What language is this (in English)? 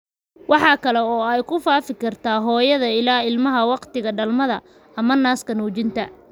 Somali